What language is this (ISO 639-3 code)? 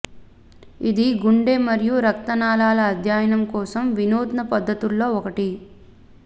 tel